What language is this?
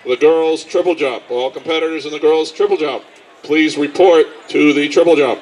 English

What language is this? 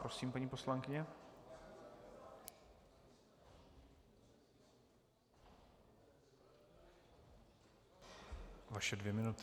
Czech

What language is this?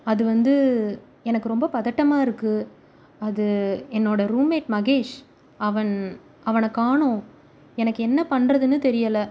Tamil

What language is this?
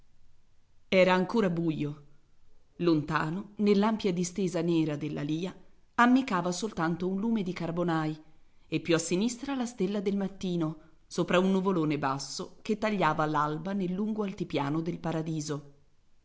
Italian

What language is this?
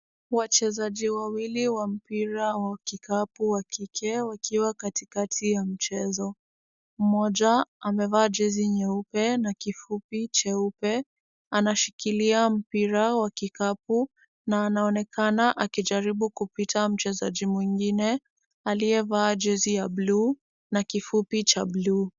Swahili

